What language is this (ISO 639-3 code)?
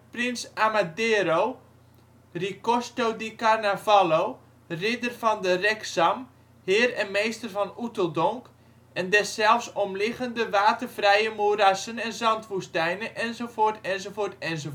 nld